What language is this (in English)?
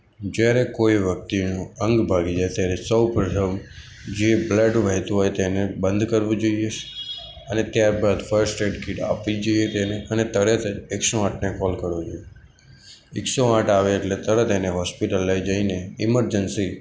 Gujarati